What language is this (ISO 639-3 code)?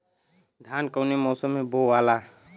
bho